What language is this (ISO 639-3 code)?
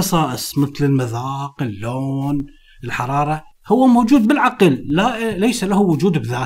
ara